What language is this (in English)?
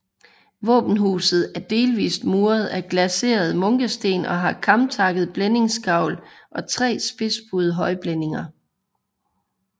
Danish